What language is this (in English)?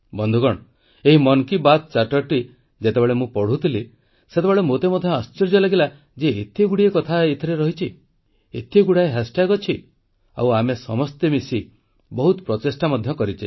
Odia